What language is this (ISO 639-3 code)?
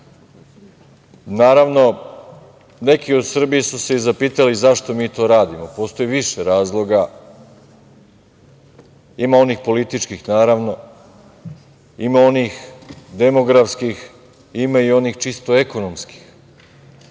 srp